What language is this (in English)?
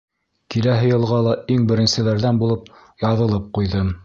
Bashkir